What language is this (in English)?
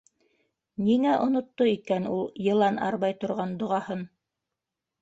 Bashkir